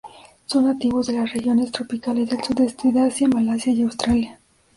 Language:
Spanish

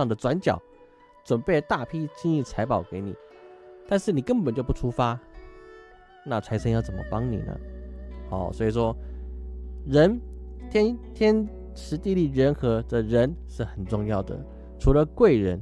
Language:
Chinese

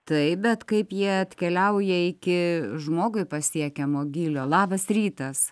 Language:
Lithuanian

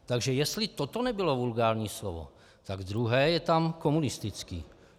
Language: Czech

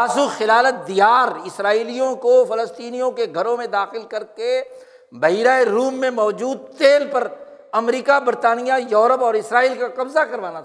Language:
Urdu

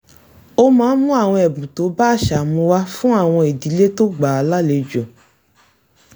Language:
Yoruba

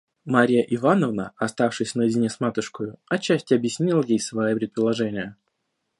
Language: Russian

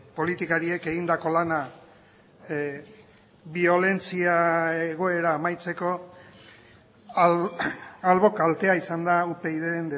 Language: Basque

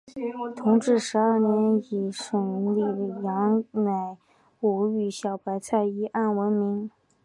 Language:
Chinese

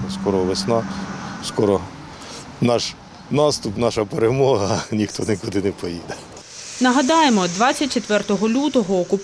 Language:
Ukrainian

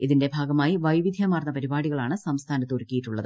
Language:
Malayalam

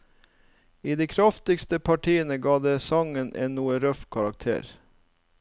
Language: Norwegian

